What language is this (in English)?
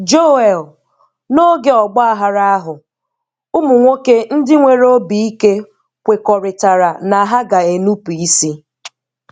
Igbo